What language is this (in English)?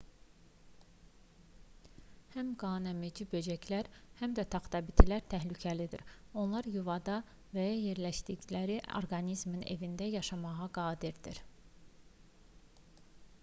Azerbaijani